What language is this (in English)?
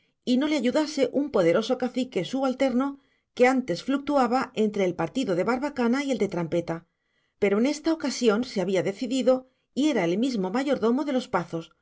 Spanish